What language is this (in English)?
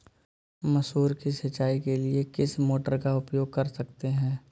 Hindi